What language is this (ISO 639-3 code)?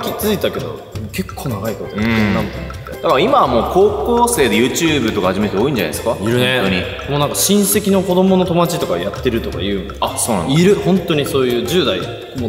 jpn